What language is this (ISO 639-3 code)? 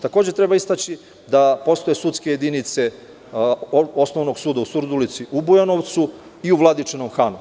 srp